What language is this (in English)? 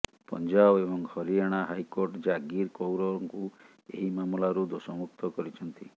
Odia